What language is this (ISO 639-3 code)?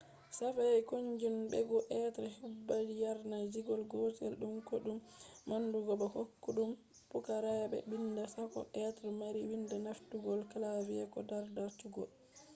ful